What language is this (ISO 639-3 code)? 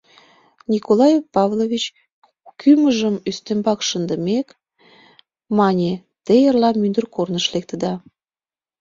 chm